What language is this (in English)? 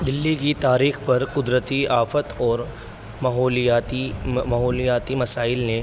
Urdu